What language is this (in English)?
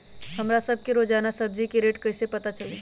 Magahi